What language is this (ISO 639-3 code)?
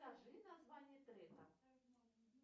rus